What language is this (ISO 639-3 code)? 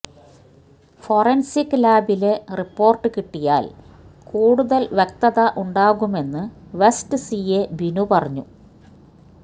mal